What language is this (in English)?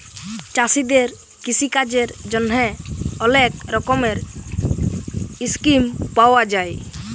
Bangla